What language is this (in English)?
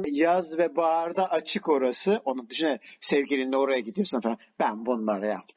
Turkish